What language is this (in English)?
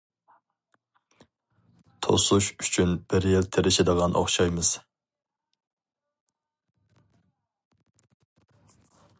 Uyghur